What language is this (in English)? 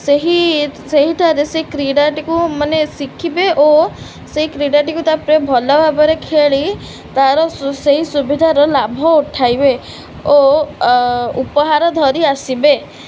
Odia